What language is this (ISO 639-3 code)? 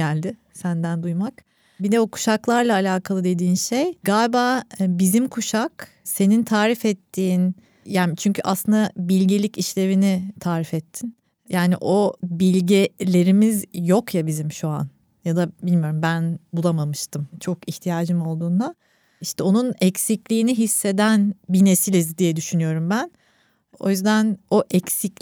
tur